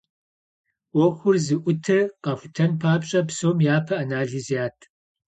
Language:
Kabardian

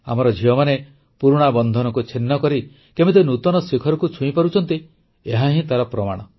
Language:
Odia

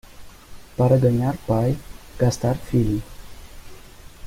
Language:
Portuguese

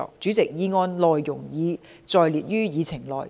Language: Cantonese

